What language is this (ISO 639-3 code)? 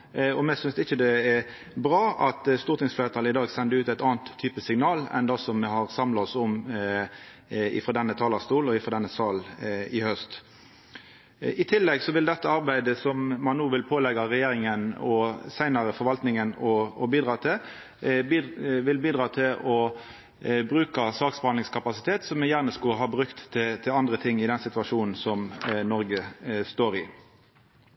nno